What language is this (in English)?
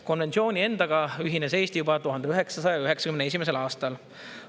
Estonian